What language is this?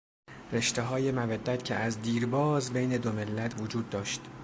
Persian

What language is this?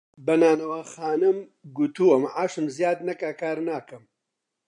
Central Kurdish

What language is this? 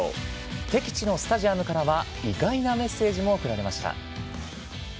Japanese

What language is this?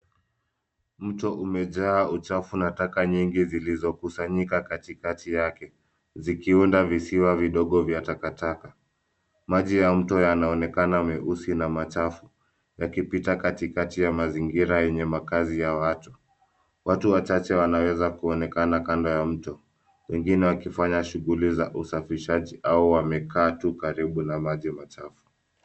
Swahili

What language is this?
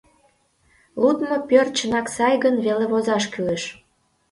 Mari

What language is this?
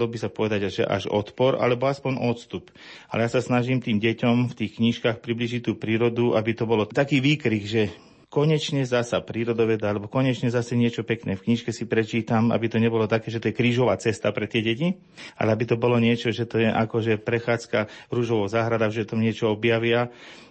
Slovak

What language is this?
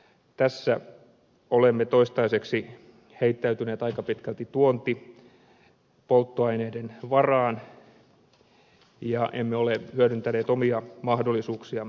Finnish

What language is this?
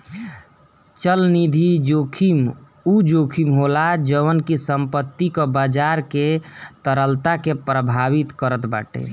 Bhojpuri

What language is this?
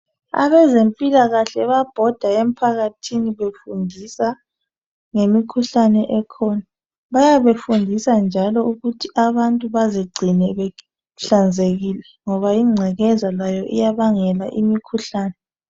North Ndebele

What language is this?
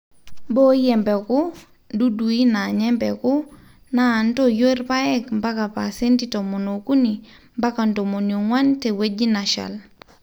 Masai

